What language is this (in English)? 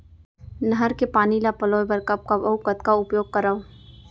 Chhattisgarhi